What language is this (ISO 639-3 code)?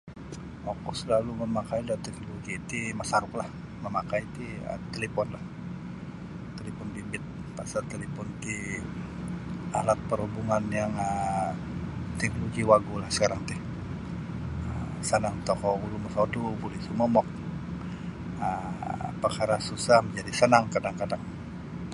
bsy